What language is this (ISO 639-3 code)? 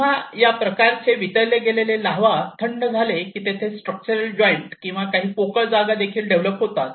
mar